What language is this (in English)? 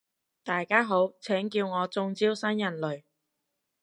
Cantonese